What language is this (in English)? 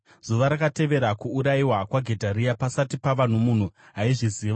Shona